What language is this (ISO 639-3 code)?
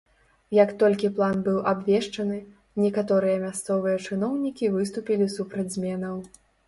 bel